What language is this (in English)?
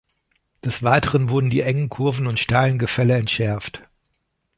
German